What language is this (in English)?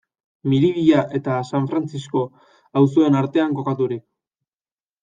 Basque